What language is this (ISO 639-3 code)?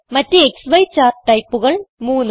mal